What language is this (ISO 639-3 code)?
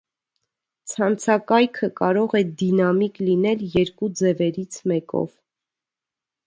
hye